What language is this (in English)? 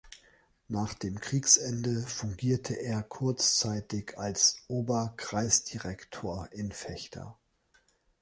German